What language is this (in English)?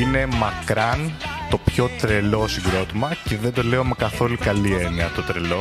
Greek